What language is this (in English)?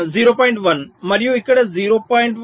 Telugu